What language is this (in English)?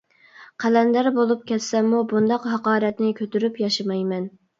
Uyghur